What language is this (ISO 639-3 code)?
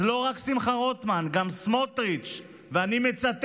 heb